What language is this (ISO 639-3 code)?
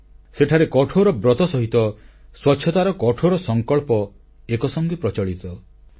ori